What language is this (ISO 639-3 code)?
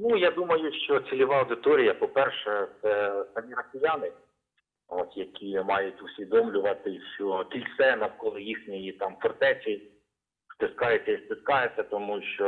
ukr